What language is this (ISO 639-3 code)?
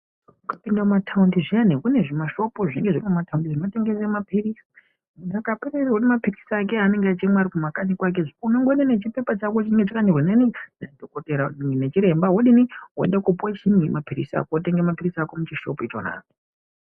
ndc